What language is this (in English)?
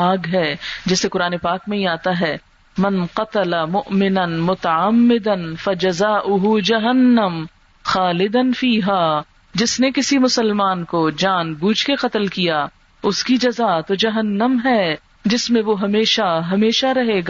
Urdu